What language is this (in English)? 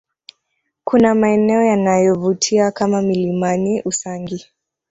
Swahili